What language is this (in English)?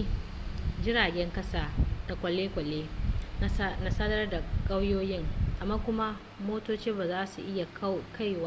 Hausa